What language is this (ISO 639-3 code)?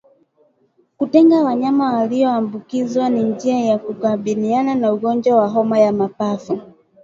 swa